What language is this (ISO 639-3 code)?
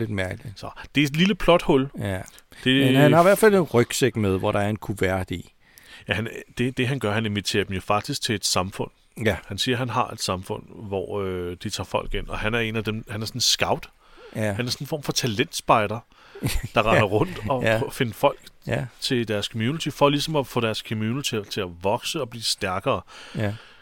dan